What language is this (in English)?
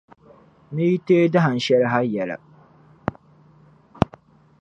Dagbani